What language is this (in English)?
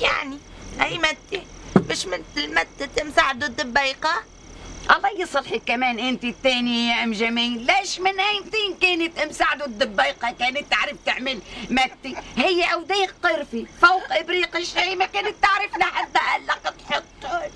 Arabic